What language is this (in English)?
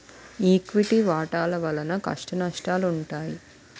Telugu